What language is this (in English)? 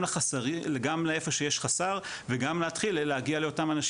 Hebrew